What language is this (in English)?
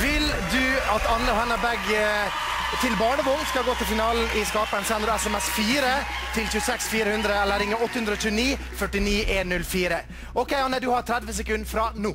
Norwegian